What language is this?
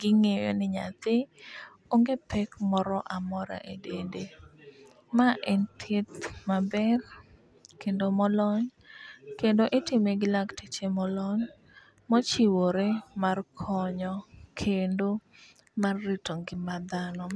Luo (Kenya and Tanzania)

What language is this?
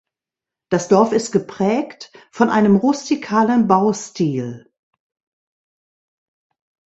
German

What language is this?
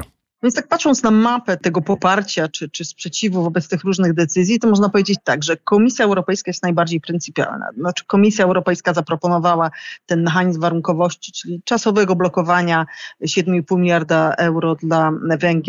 Polish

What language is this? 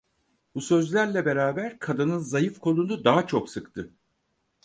Turkish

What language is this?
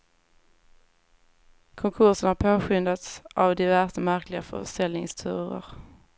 Swedish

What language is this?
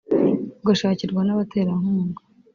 Kinyarwanda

